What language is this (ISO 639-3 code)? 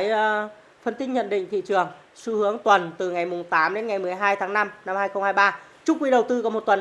vie